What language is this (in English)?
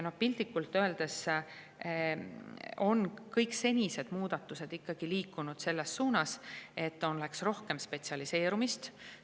Estonian